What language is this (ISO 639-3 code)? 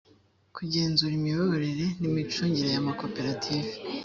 kin